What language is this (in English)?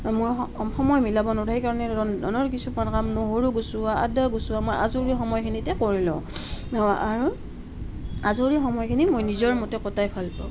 Assamese